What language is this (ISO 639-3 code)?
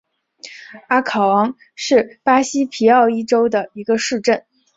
zho